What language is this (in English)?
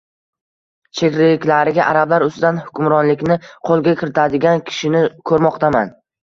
Uzbek